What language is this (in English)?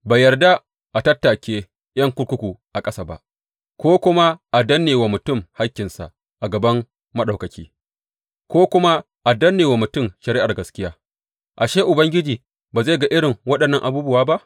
Hausa